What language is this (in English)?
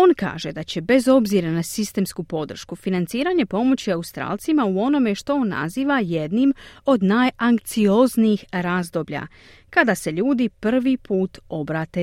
Croatian